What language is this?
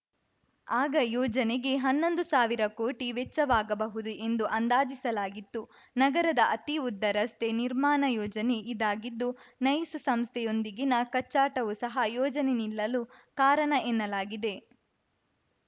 Kannada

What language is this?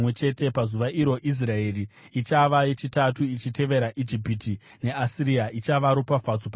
Shona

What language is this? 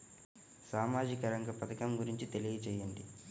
Telugu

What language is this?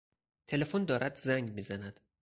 Persian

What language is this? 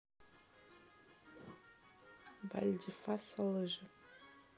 Russian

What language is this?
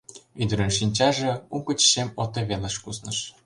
Mari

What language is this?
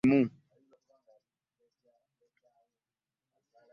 Ganda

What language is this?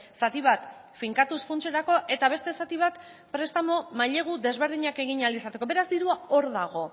Basque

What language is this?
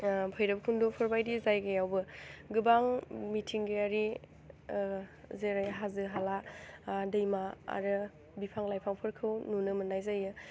Bodo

